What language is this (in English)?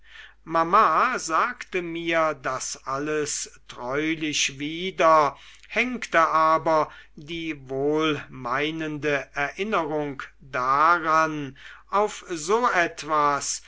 German